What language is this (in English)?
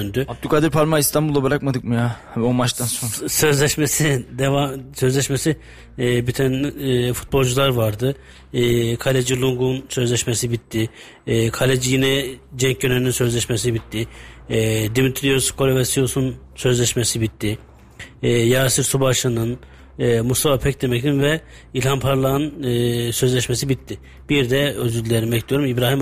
Turkish